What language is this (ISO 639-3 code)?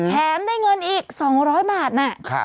tha